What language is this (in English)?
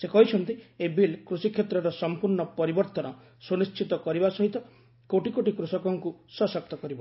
Odia